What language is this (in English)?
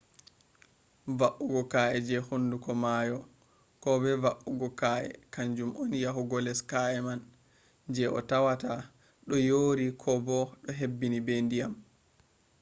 Fula